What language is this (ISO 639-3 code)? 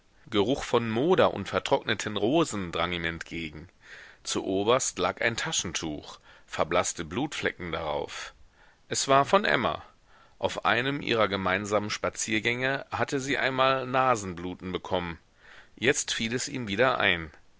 deu